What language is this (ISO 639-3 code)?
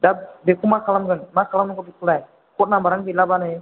brx